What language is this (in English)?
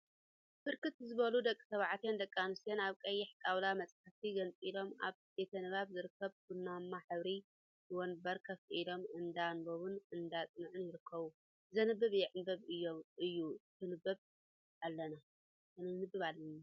Tigrinya